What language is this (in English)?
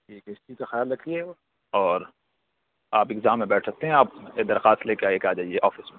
Urdu